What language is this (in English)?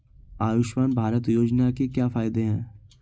Hindi